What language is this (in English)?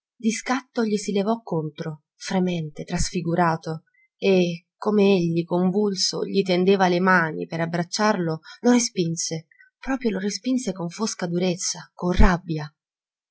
Italian